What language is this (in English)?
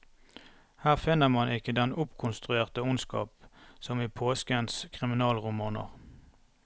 Norwegian